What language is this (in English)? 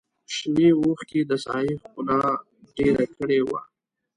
Pashto